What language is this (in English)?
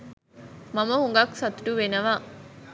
Sinhala